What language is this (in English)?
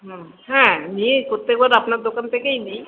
Bangla